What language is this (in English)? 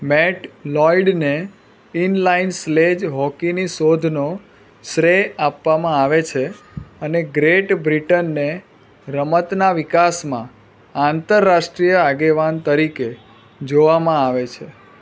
Gujarati